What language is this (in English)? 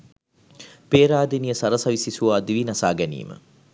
Sinhala